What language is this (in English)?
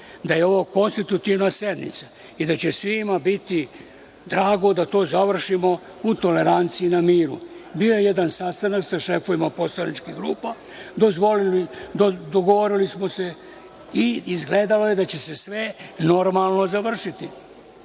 Serbian